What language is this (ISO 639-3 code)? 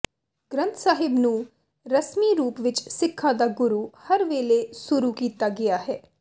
pan